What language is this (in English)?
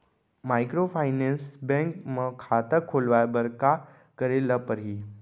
Chhattisgarhi